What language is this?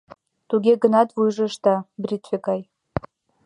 Mari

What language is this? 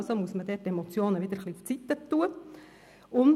Swiss German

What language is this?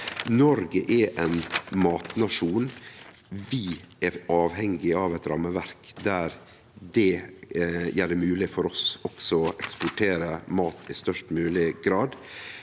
Norwegian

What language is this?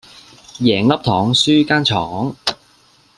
Cantonese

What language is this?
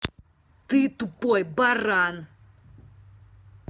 Russian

